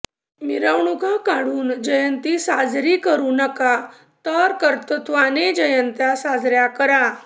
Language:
Marathi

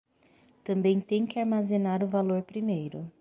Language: Portuguese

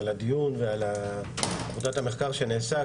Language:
Hebrew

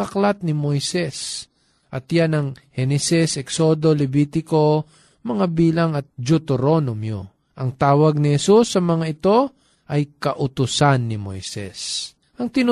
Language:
Filipino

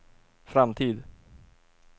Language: Swedish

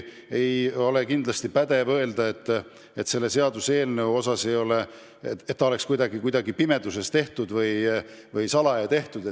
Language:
Estonian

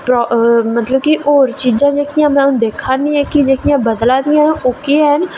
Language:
Dogri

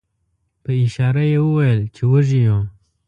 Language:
Pashto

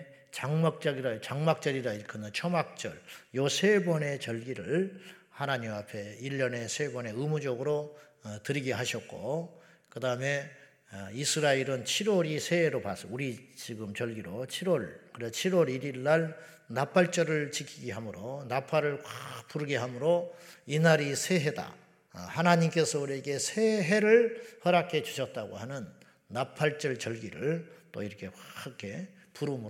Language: Korean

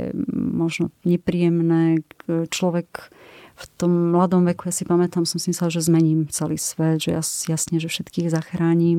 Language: Slovak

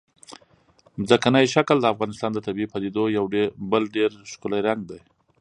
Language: Pashto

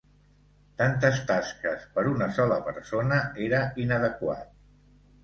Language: Catalan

